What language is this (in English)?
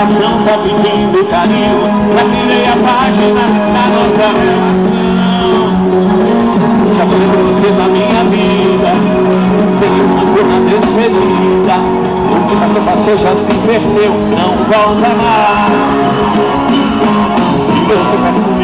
Portuguese